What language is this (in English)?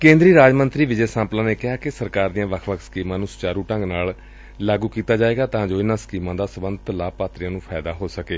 Punjabi